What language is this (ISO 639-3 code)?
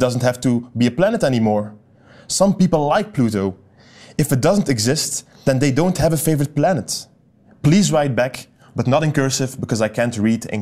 nld